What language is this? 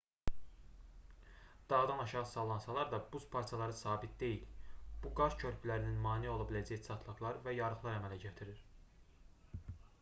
Azerbaijani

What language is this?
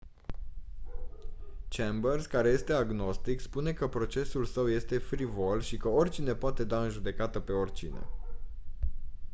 Romanian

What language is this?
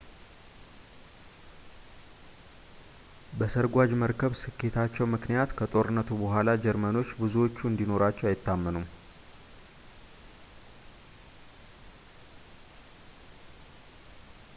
Amharic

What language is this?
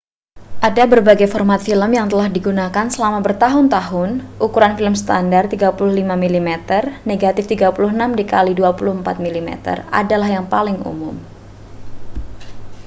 Indonesian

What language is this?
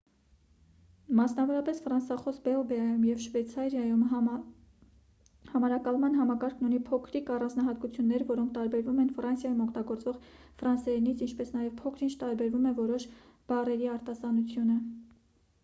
Armenian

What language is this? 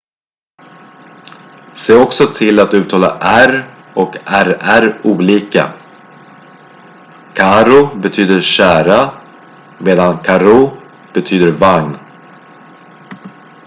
Swedish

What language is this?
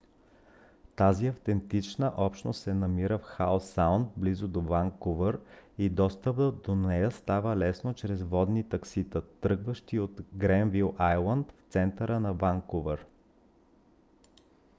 Bulgarian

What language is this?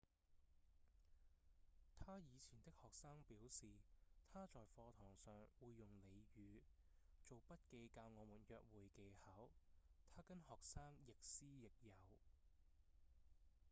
Cantonese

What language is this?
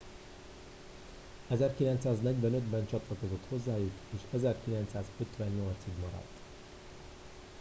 Hungarian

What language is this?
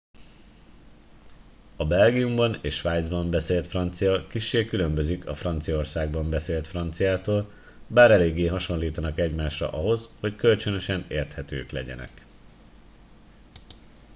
Hungarian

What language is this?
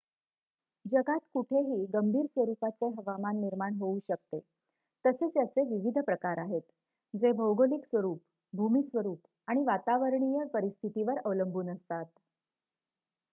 Marathi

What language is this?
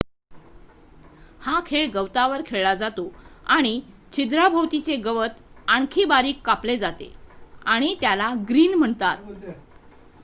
Marathi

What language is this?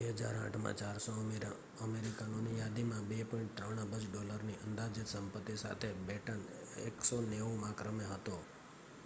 Gujarati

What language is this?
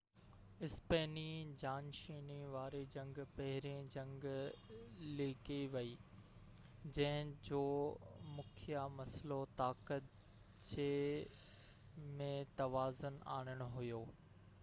Sindhi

